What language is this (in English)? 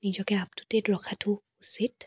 Assamese